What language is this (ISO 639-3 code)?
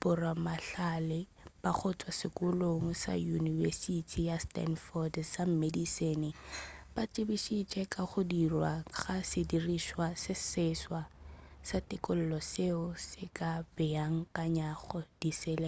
nso